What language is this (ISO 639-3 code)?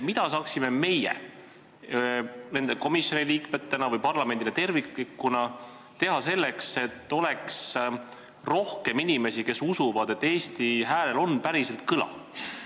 est